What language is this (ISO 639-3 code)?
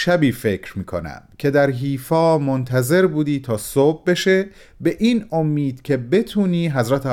fas